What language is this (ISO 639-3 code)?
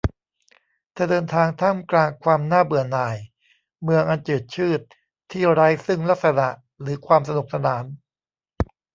tha